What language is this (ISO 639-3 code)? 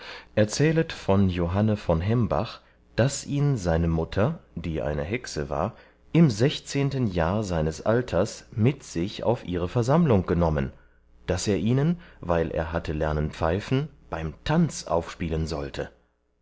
deu